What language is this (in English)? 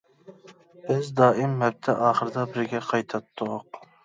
Uyghur